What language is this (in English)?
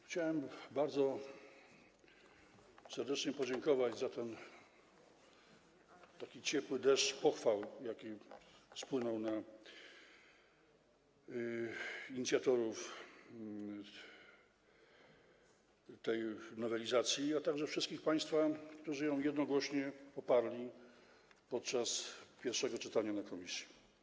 Polish